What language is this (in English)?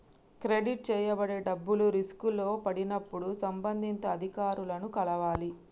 Telugu